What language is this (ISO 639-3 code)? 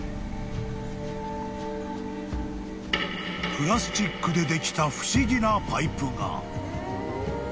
jpn